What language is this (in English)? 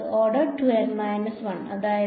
Malayalam